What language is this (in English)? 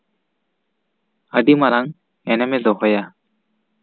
Santali